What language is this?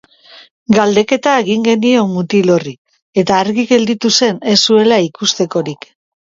Basque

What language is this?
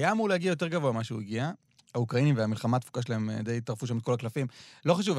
Hebrew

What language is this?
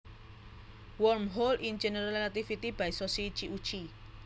Javanese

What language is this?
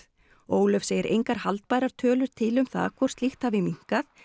Icelandic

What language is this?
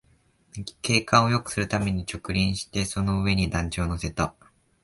Japanese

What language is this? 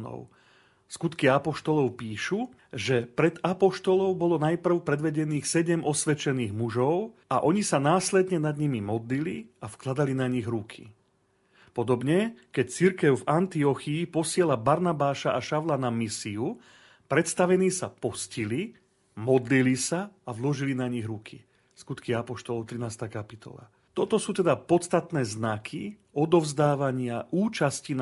Slovak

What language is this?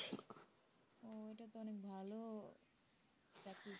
Bangla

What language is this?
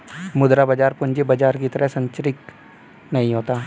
Hindi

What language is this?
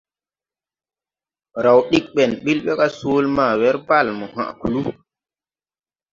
Tupuri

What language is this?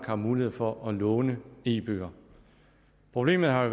Danish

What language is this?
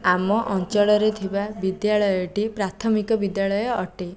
Odia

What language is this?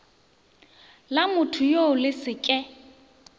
Northern Sotho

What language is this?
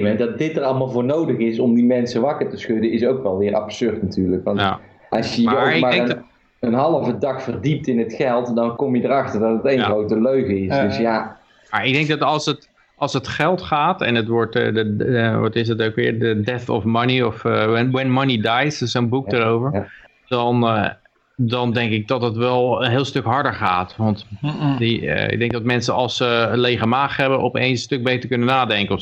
Dutch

